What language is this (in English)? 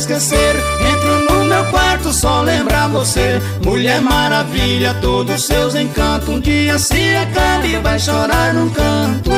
Portuguese